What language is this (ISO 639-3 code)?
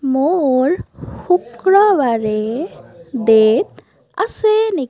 asm